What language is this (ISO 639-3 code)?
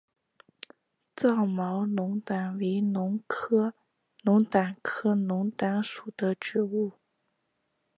zho